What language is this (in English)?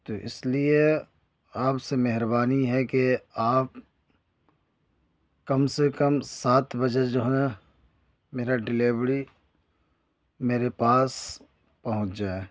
Urdu